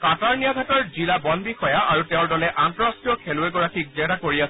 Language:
Assamese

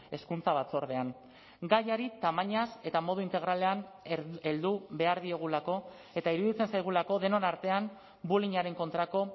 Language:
Basque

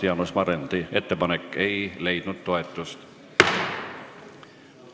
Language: Estonian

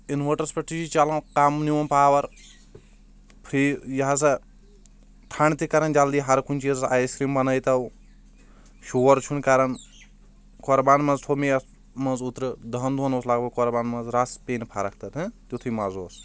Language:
Kashmiri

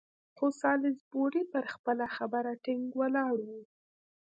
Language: Pashto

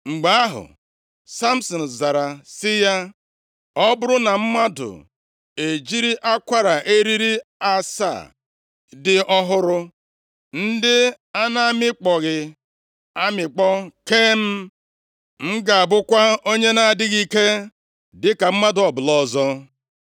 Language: Igbo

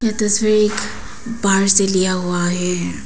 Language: Hindi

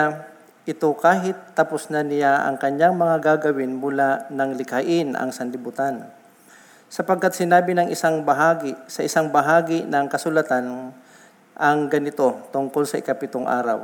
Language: Filipino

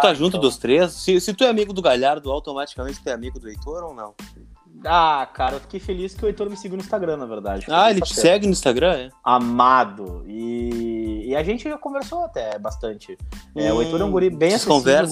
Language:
Portuguese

